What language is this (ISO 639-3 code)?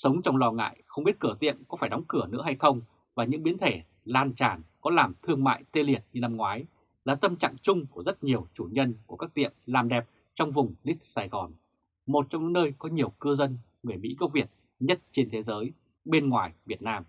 vie